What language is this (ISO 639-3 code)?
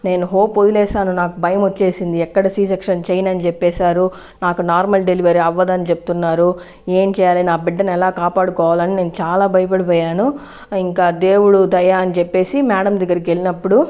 tel